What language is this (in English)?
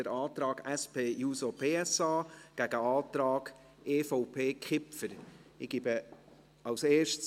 Swiss German